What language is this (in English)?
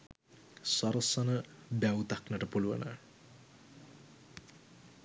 Sinhala